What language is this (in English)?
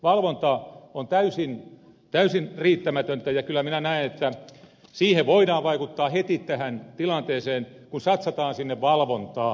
Finnish